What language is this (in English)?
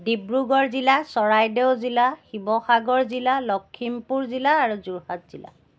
Assamese